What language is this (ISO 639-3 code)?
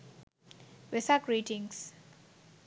sin